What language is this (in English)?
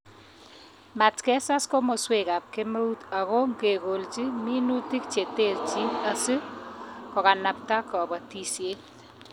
Kalenjin